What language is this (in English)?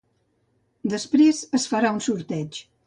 Catalan